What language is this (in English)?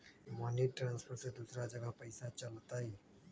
Magahi